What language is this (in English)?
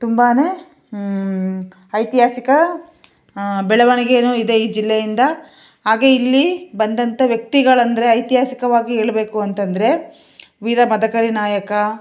Kannada